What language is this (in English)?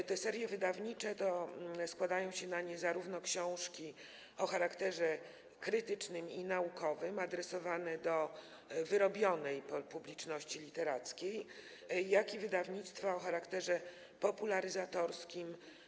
Polish